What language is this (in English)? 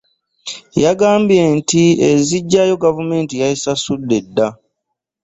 Ganda